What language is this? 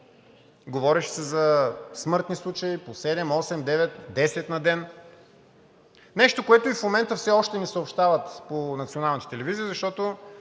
Bulgarian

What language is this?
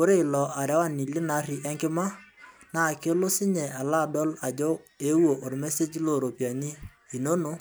Masai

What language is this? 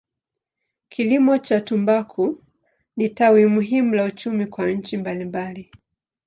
Swahili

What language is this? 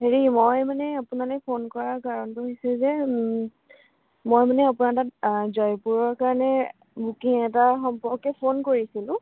Assamese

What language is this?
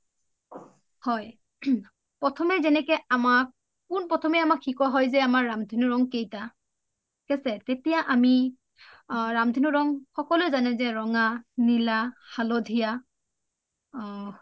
Assamese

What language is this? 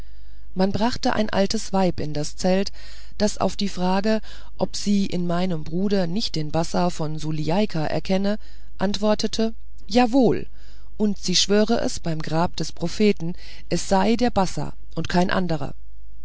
German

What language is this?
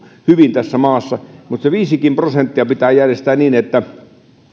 Finnish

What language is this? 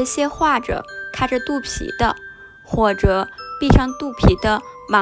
Chinese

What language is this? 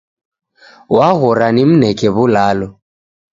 Taita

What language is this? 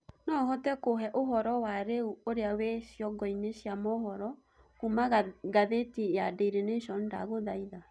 Kikuyu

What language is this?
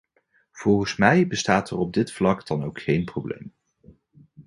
Dutch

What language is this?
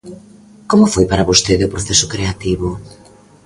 Galician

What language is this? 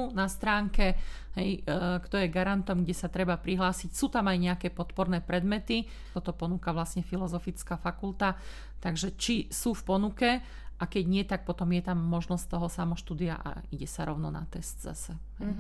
Slovak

